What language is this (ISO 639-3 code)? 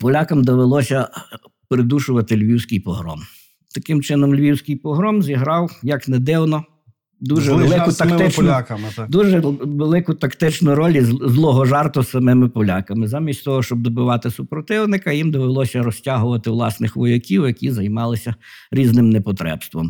ukr